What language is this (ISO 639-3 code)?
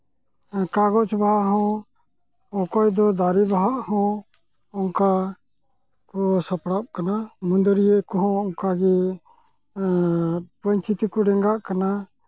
sat